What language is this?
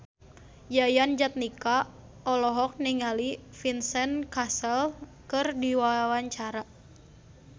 Sundanese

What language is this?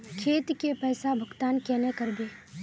Magahi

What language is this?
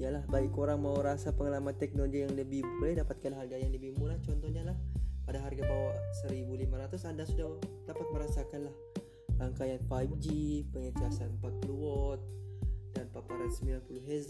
Malay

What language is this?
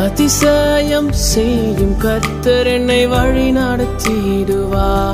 Urdu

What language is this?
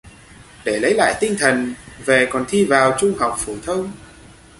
Vietnamese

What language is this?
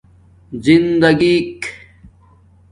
Domaaki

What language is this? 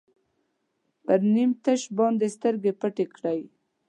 Pashto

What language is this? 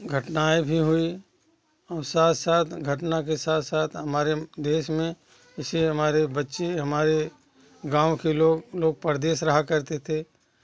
Hindi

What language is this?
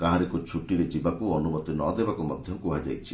Odia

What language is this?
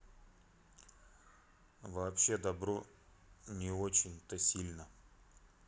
Russian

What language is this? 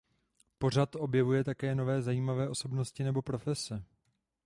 Czech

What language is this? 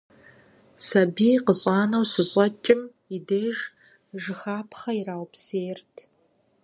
Kabardian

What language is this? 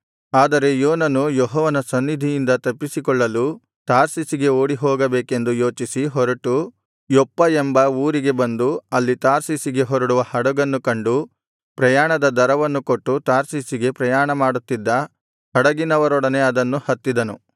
Kannada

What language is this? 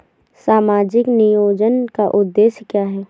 Hindi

